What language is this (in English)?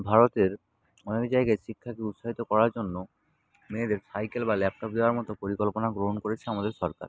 Bangla